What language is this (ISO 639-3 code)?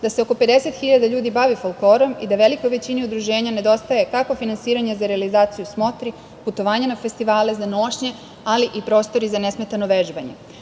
srp